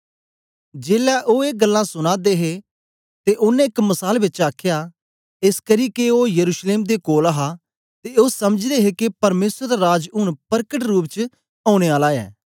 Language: Dogri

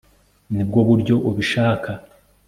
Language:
Kinyarwanda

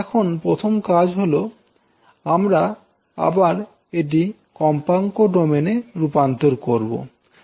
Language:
Bangla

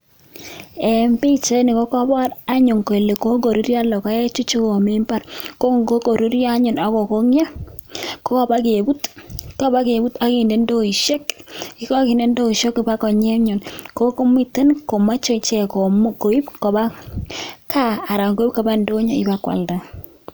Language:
Kalenjin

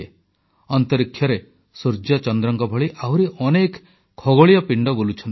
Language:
Odia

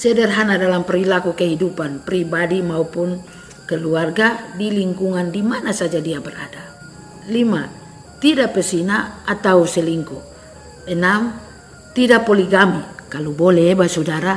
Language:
Indonesian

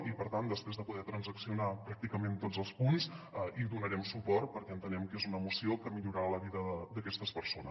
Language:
Catalan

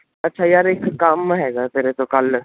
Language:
Punjabi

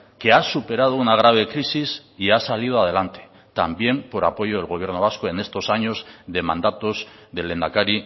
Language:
Spanish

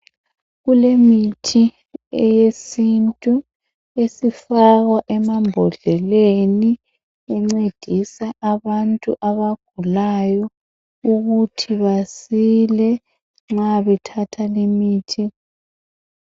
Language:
North Ndebele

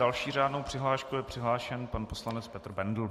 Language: Czech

